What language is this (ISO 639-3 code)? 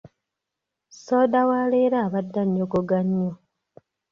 lug